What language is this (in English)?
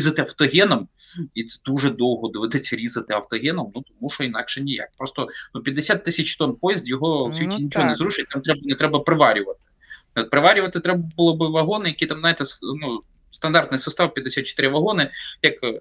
Ukrainian